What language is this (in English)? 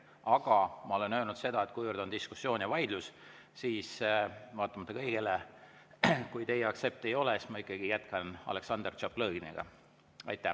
Estonian